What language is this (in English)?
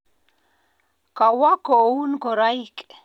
Kalenjin